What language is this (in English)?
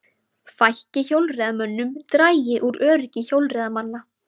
Icelandic